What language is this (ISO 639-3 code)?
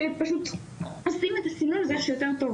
heb